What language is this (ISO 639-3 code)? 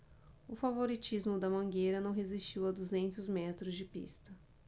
por